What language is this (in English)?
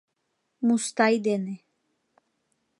Mari